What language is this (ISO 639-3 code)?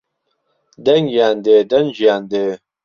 ckb